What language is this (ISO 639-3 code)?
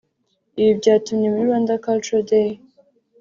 kin